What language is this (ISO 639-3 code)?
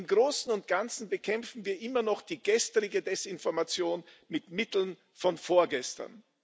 deu